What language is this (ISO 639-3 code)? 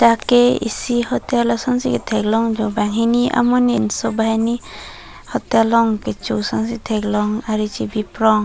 mjw